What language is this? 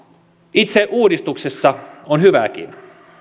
Finnish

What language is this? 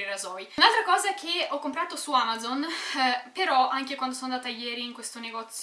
Italian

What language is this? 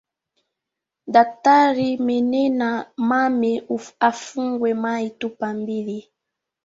Swahili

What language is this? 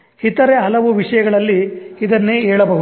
Kannada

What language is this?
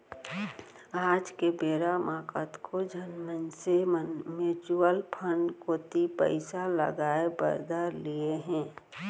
Chhattisgarhi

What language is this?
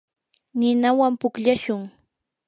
Yanahuanca Pasco Quechua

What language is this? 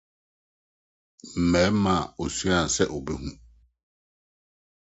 Akan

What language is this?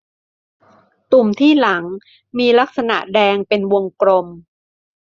Thai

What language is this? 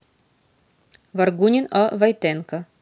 Russian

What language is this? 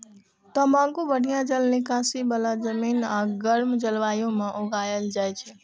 Maithili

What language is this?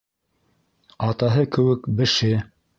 Bashkir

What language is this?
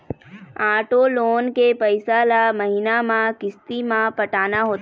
Chhattisgarhi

